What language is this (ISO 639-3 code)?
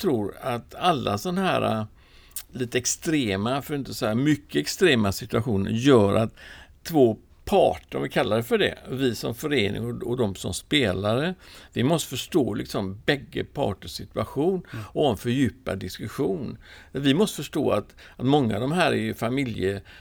swe